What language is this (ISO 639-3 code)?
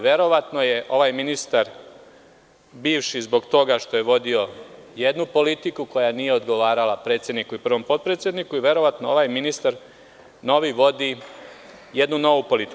srp